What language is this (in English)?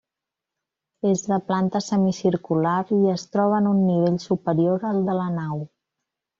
Catalan